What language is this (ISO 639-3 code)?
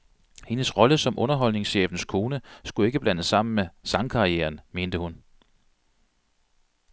dan